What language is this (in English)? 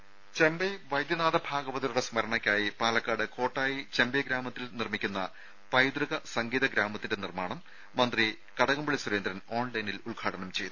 Malayalam